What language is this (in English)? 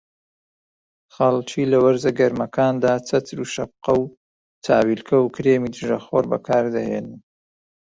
Central Kurdish